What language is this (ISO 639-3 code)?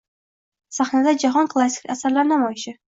uzb